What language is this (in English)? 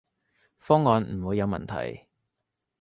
Cantonese